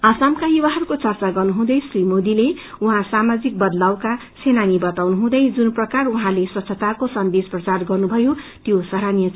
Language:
Nepali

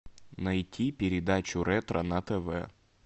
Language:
Russian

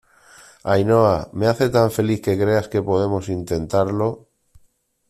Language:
Spanish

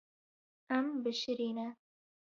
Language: Kurdish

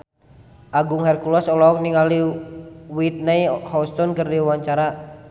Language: Sundanese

